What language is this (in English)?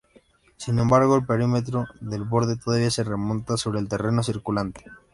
Spanish